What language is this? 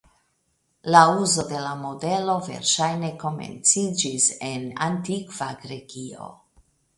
Esperanto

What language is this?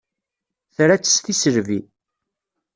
Kabyle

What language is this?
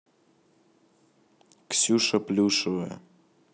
Russian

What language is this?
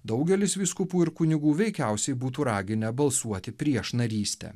Lithuanian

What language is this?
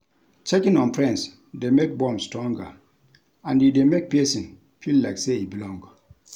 Nigerian Pidgin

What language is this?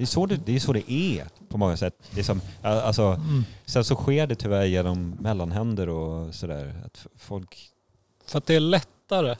Swedish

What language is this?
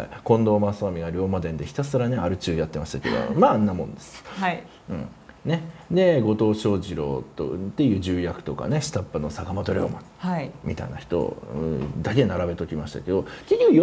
Japanese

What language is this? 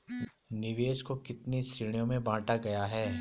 Hindi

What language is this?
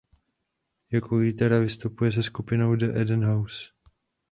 Czech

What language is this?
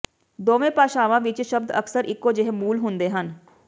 Punjabi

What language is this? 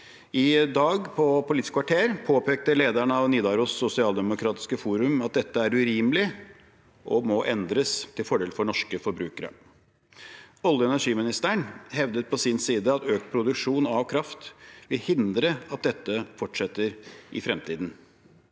Norwegian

